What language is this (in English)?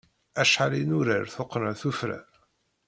Kabyle